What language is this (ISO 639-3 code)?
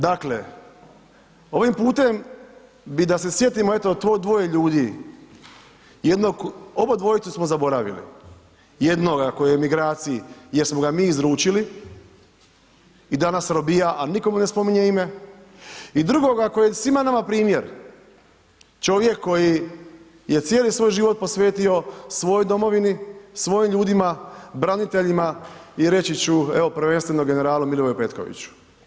hrv